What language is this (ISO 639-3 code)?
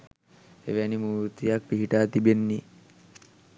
sin